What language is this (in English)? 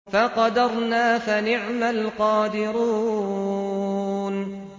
Arabic